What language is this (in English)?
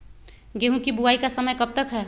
Magahi